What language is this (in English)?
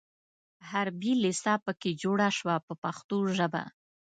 Pashto